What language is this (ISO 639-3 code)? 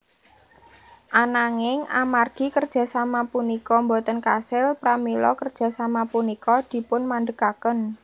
jav